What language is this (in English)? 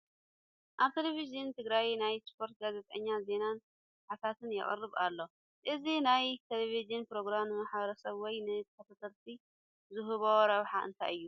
Tigrinya